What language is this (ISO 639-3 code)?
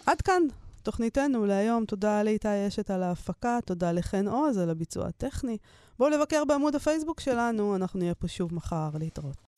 heb